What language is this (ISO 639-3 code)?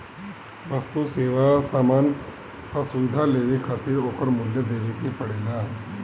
bho